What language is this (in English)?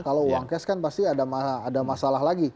Indonesian